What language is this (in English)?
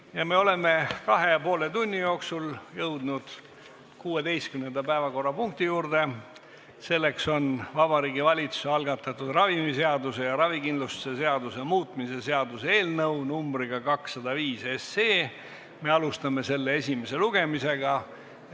Estonian